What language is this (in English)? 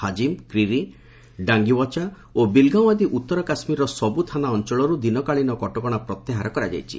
Odia